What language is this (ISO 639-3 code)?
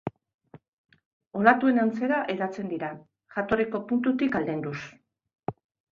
eus